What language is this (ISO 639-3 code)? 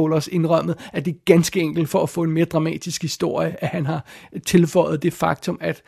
dan